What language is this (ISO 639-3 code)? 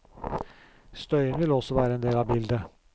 nor